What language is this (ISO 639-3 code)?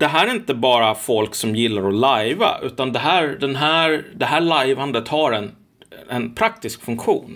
swe